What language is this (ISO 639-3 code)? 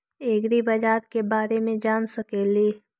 mag